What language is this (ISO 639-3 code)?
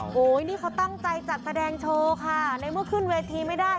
tha